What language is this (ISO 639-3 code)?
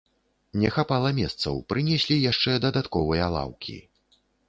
bel